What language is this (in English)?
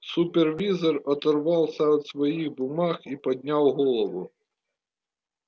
Russian